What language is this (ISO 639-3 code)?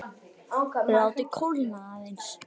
isl